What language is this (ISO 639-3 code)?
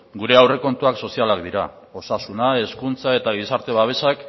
eus